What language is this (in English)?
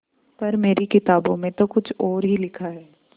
Hindi